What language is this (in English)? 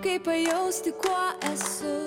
Lithuanian